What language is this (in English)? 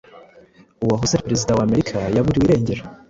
Kinyarwanda